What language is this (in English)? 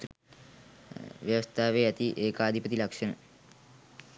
Sinhala